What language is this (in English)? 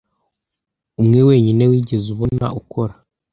Kinyarwanda